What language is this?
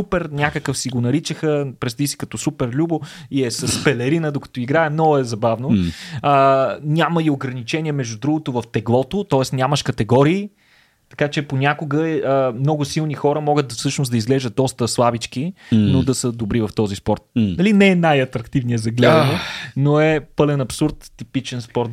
Bulgarian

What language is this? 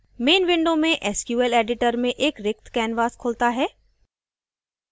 Hindi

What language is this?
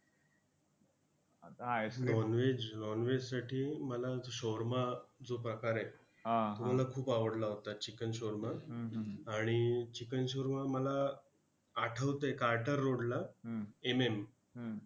Marathi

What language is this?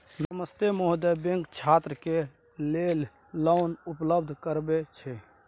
Maithili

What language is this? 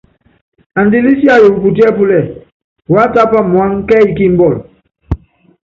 Yangben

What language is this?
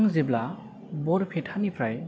Bodo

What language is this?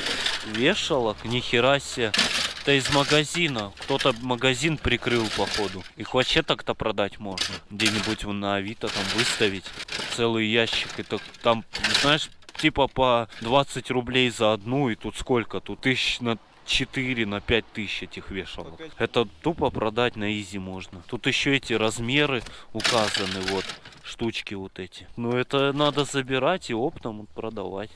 Russian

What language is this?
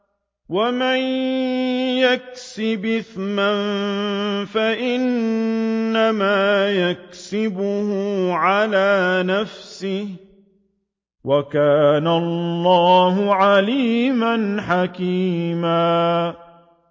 Arabic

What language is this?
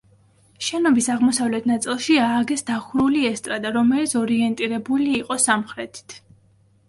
Georgian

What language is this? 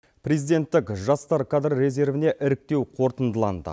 Kazakh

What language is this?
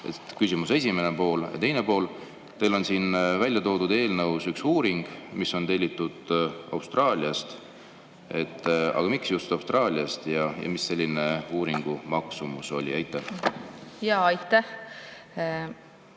Estonian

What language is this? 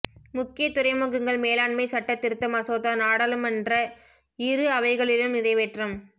Tamil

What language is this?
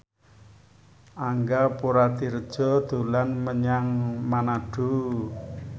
Javanese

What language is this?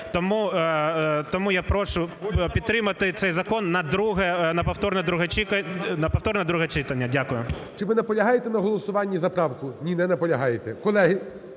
Ukrainian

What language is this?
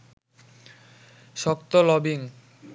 Bangla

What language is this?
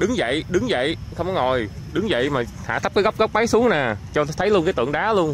Vietnamese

